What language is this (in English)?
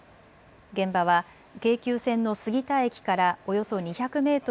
Japanese